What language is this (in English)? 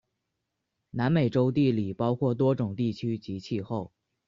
Chinese